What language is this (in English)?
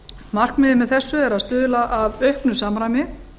Icelandic